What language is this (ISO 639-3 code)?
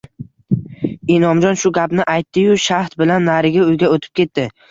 uzb